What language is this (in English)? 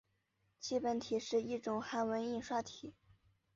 Chinese